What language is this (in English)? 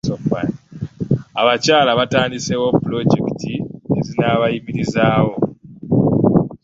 Ganda